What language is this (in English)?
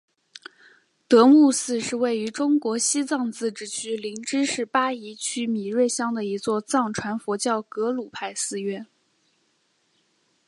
Chinese